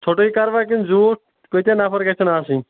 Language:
Kashmiri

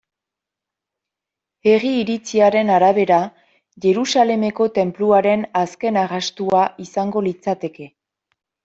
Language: Basque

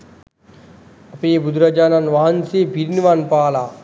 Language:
Sinhala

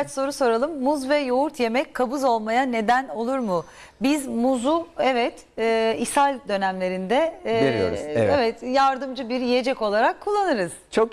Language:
Turkish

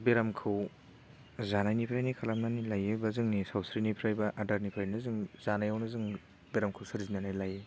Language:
Bodo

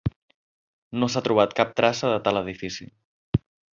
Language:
Catalan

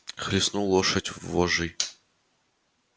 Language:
Russian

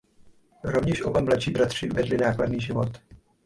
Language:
Czech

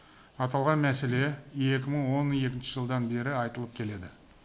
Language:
Kazakh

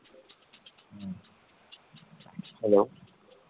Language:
Bangla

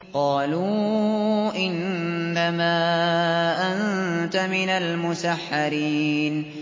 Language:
Arabic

